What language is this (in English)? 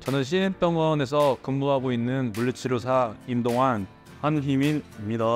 Korean